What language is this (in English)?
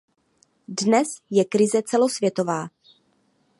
Czech